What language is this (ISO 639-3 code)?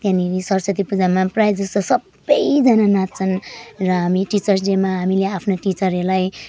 nep